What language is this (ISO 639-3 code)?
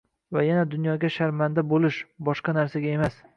uzb